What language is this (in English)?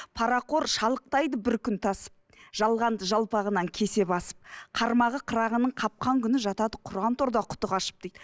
Kazakh